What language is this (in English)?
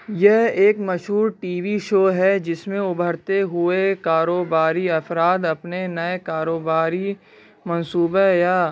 Urdu